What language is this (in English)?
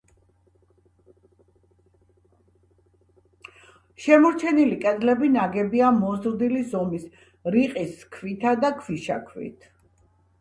Georgian